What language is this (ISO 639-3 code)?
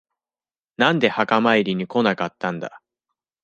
jpn